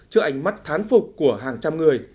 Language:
Vietnamese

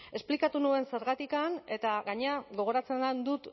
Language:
Basque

